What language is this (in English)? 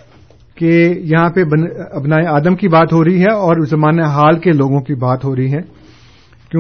Urdu